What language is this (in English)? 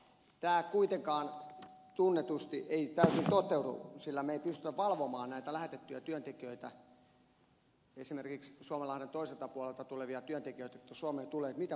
Finnish